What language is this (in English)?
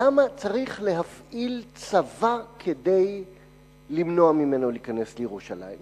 Hebrew